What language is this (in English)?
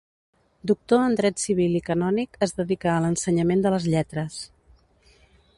Catalan